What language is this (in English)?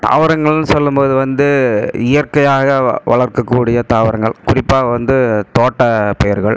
Tamil